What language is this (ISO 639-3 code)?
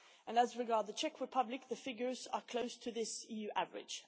eng